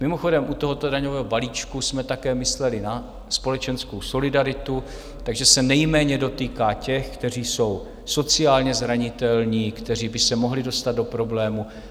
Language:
Czech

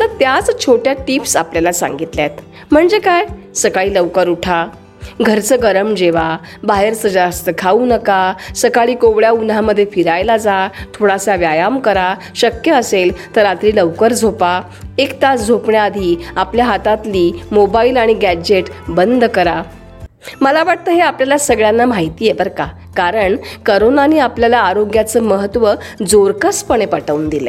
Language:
Marathi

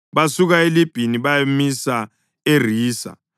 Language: North Ndebele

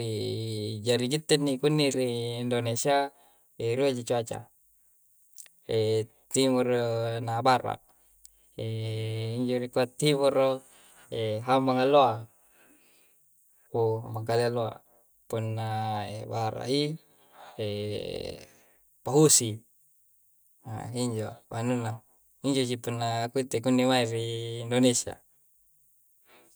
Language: Coastal Konjo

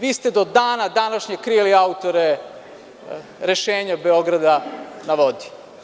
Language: Serbian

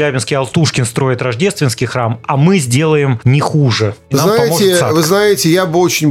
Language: Russian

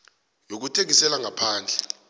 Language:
South Ndebele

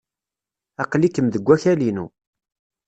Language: Kabyle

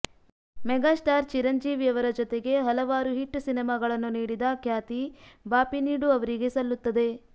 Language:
Kannada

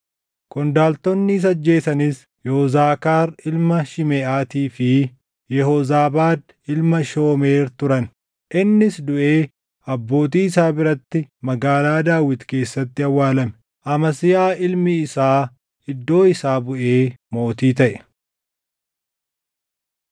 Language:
Oromo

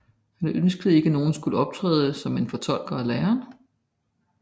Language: Danish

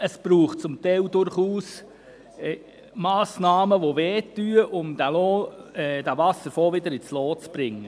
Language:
Swiss German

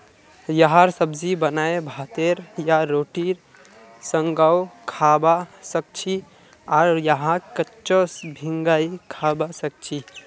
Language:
Magahi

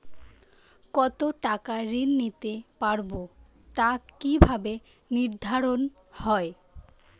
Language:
Bangla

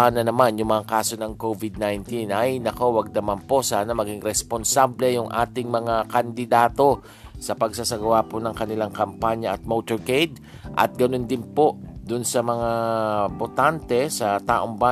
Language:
Filipino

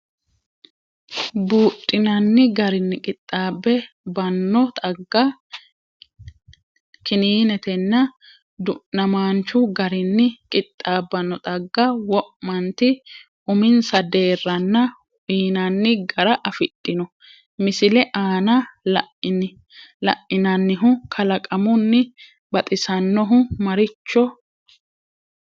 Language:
Sidamo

